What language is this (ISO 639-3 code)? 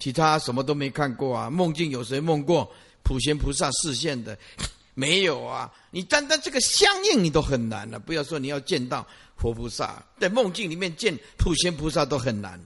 zho